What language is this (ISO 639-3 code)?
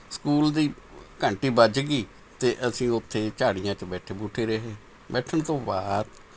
pan